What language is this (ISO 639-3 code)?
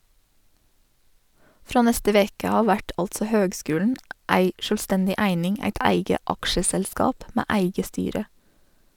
nor